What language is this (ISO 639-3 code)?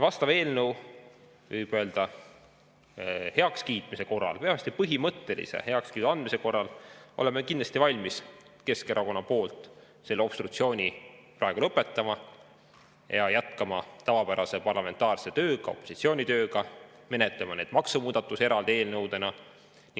est